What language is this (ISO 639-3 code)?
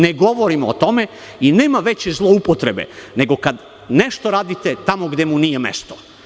srp